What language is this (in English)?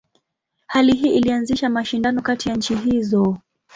Swahili